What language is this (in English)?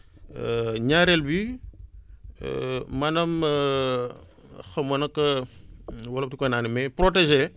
Wolof